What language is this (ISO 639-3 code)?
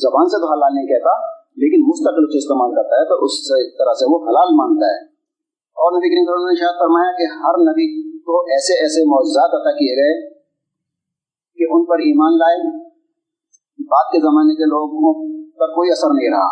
urd